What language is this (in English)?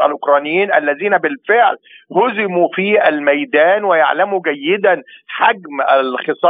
Arabic